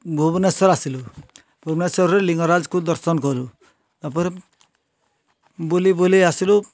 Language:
Odia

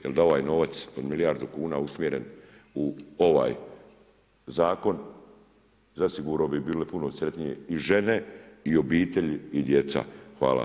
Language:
Croatian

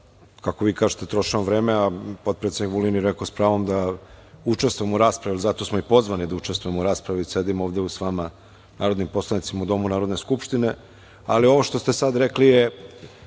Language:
Serbian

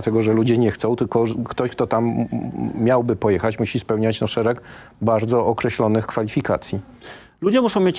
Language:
Polish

